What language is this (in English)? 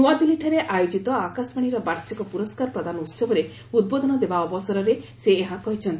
Odia